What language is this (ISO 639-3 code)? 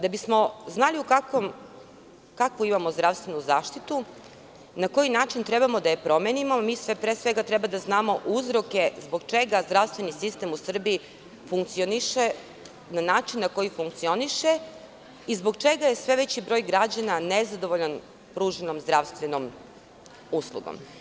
srp